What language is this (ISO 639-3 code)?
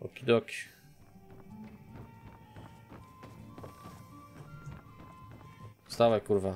pol